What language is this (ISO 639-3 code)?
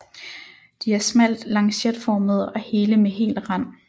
dan